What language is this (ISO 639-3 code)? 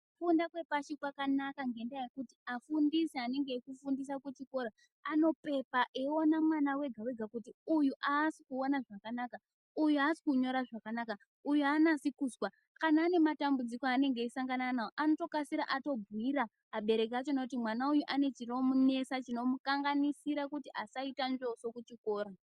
ndc